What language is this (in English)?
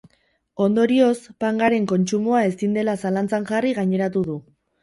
Basque